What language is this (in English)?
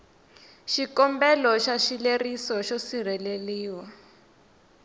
Tsonga